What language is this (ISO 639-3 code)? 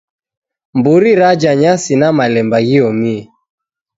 dav